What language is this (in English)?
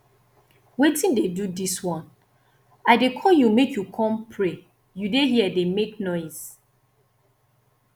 Nigerian Pidgin